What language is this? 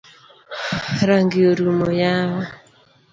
Luo (Kenya and Tanzania)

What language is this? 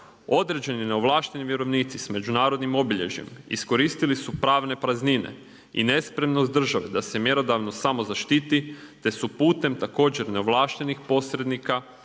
Croatian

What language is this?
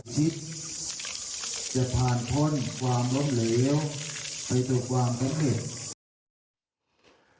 Thai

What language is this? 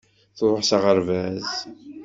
Kabyle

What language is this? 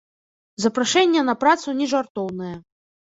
Belarusian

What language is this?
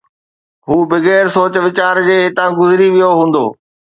Sindhi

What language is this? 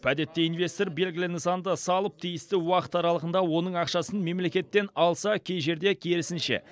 Kazakh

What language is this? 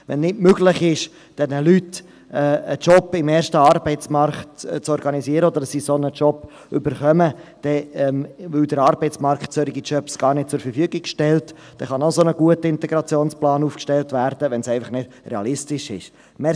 Swiss German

